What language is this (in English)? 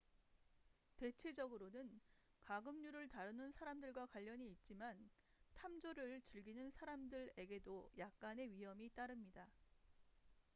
Korean